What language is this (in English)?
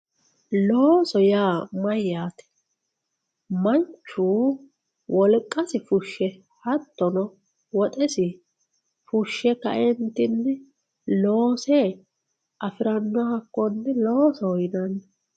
Sidamo